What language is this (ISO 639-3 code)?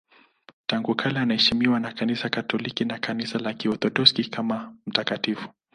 swa